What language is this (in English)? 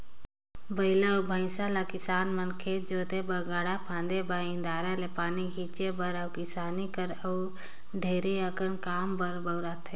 Chhattisgarhi